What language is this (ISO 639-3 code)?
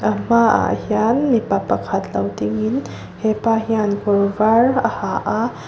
lus